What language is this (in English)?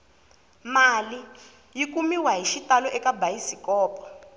Tsonga